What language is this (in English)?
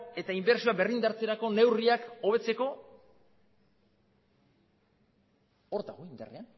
Basque